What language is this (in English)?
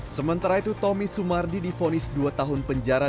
Indonesian